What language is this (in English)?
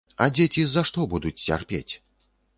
Belarusian